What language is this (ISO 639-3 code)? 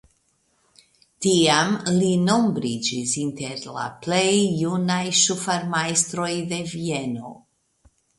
epo